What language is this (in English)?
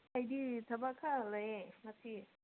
Manipuri